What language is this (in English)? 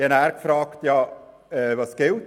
Swiss German